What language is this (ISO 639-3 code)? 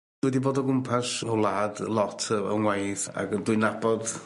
cym